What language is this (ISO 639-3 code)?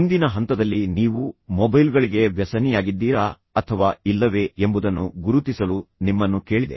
kan